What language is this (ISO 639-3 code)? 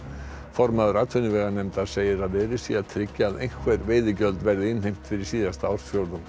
isl